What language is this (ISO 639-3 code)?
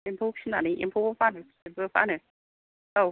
brx